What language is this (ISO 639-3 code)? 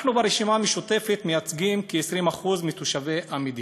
heb